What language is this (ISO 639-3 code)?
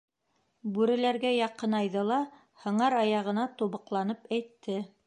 bak